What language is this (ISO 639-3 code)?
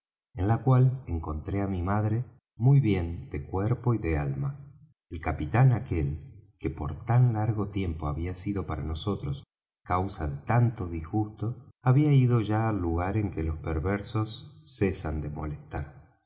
spa